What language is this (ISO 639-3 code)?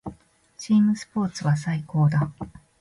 jpn